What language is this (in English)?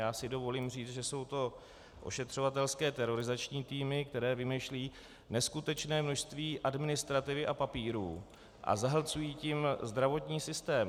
Czech